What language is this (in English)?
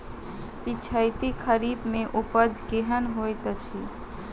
Maithili